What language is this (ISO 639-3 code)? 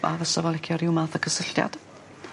cym